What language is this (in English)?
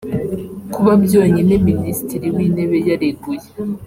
Kinyarwanda